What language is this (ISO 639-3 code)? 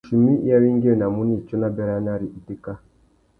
bag